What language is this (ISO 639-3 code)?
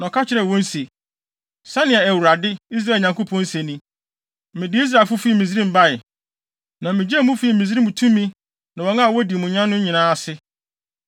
aka